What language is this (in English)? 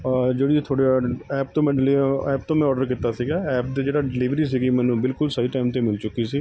Punjabi